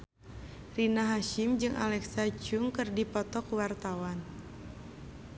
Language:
Sundanese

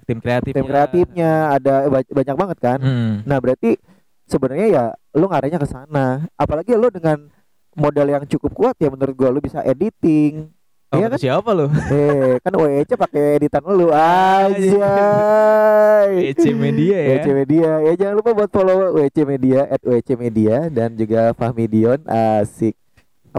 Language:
Indonesian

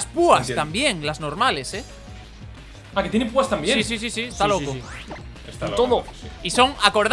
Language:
Spanish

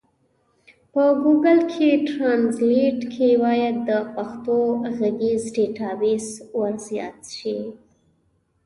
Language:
Pashto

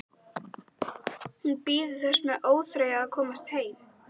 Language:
Icelandic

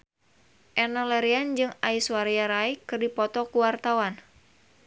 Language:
Sundanese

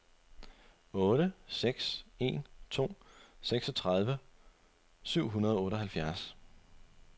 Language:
Danish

